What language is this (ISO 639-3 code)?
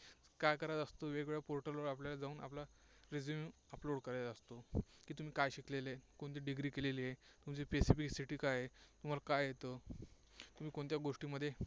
mar